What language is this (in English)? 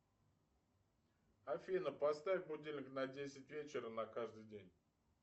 Russian